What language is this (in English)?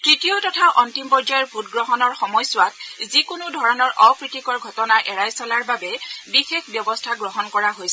Assamese